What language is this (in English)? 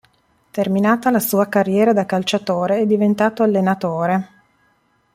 Italian